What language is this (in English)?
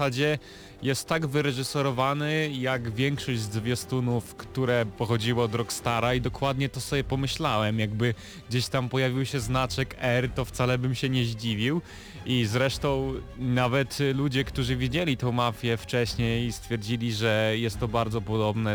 Polish